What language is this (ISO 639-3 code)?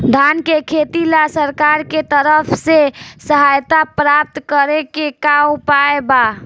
bho